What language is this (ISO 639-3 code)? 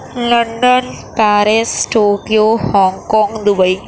urd